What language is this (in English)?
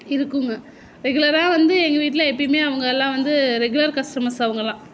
Tamil